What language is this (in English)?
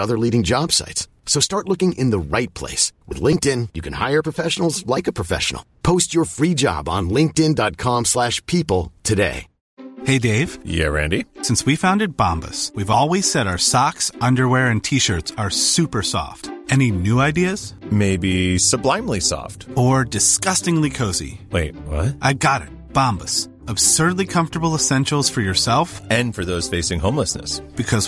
Swedish